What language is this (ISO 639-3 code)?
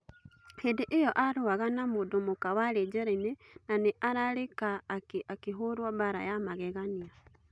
kik